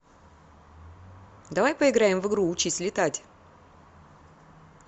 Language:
Russian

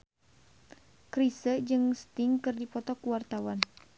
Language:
Sundanese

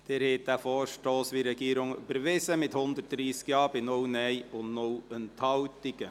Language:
Swiss German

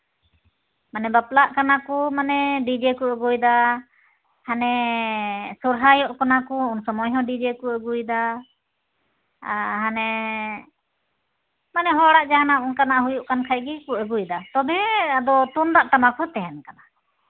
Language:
Santali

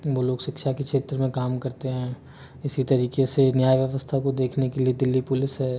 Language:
Hindi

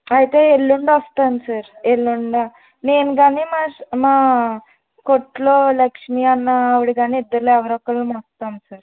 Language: Telugu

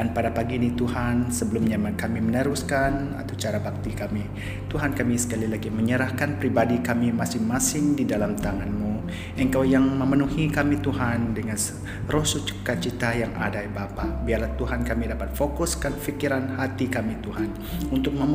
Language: Malay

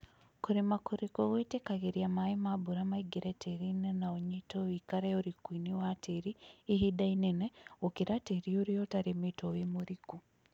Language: Kikuyu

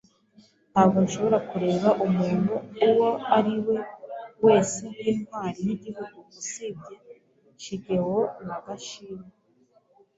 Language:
Kinyarwanda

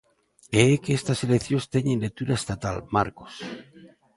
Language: Galician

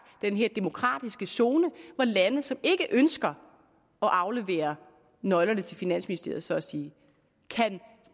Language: Danish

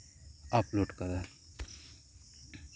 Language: Santali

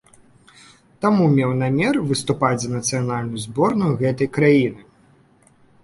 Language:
Belarusian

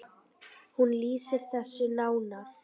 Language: Icelandic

